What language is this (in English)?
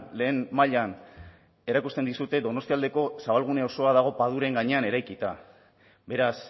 Basque